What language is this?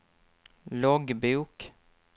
Swedish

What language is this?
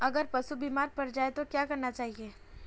Hindi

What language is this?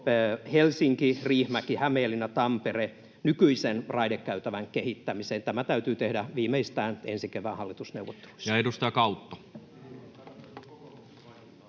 Finnish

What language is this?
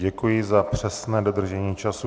Czech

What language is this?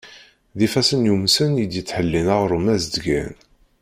Kabyle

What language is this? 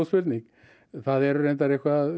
Icelandic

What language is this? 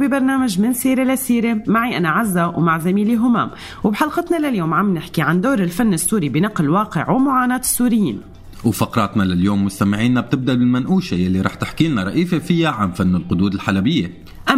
Arabic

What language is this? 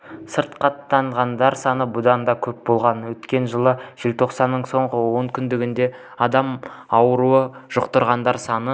Kazakh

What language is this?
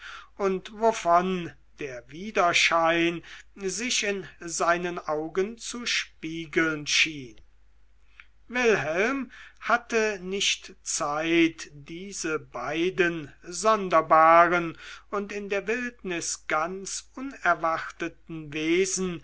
German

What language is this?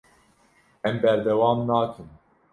Kurdish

